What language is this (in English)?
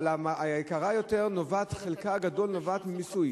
Hebrew